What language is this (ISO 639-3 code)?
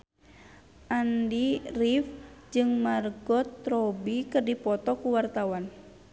sun